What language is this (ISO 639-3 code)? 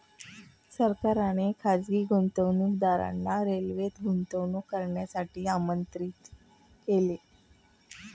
mar